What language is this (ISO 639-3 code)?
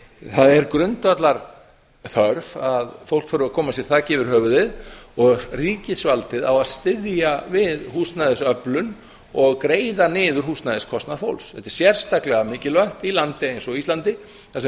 isl